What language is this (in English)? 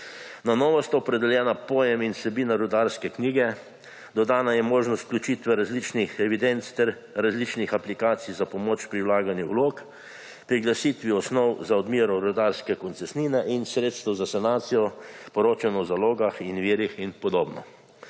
Slovenian